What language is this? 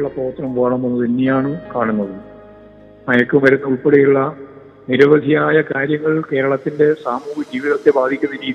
Malayalam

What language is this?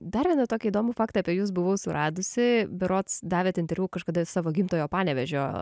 Lithuanian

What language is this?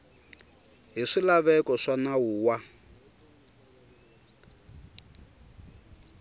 Tsonga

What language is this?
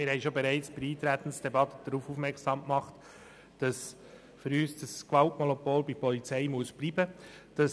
Swiss German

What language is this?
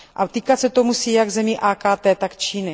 Czech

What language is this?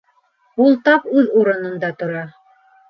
Bashkir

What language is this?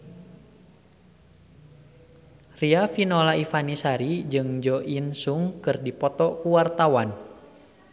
Sundanese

